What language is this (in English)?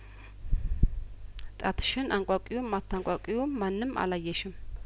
Amharic